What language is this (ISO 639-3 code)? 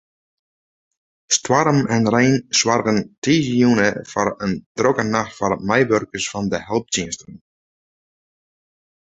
fry